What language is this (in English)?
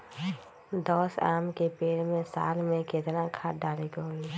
Magahi